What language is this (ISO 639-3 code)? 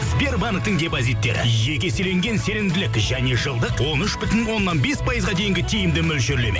kaz